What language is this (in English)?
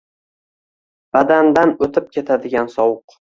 Uzbek